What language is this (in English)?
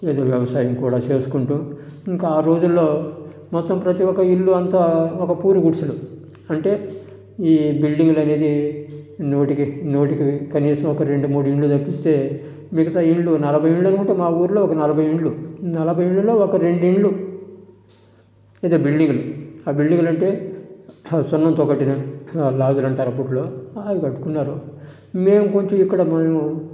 Telugu